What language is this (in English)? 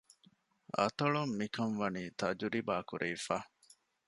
Divehi